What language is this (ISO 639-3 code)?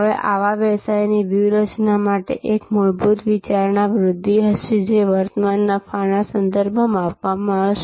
guj